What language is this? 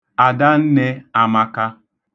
Igbo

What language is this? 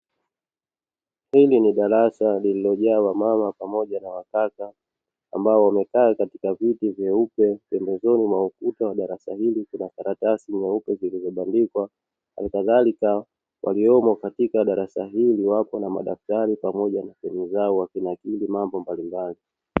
Swahili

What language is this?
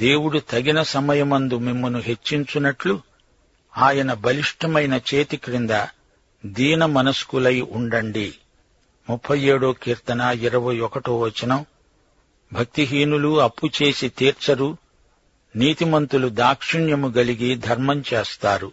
Telugu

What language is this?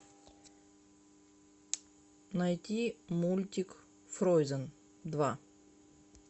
Russian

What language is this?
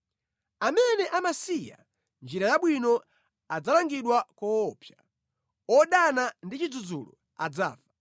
Nyanja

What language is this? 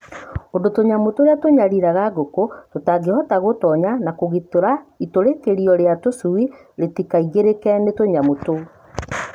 Kikuyu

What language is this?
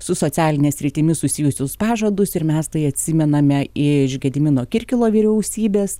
Lithuanian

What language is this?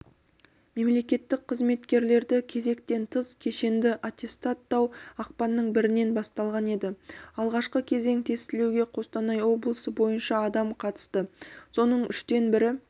Kazakh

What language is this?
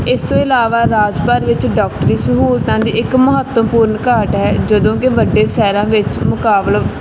Punjabi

